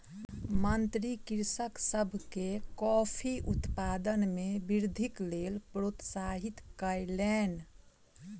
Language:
Maithili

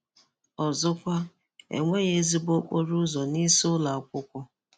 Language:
Igbo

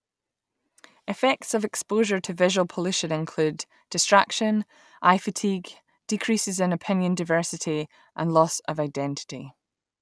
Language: English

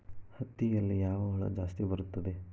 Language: Kannada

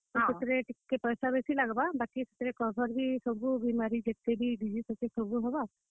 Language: Odia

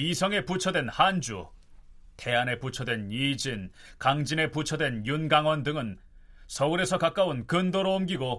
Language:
Korean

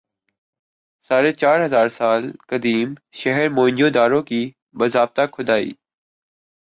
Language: Urdu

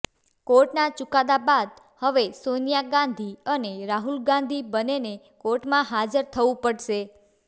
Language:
Gujarati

